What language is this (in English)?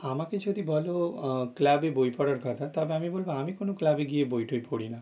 Bangla